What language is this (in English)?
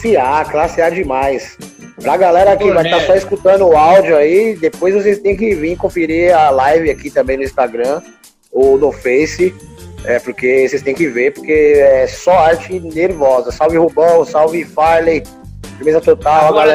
Portuguese